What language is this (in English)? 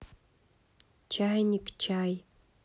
Russian